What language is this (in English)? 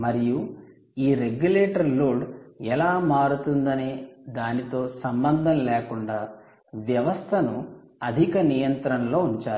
Telugu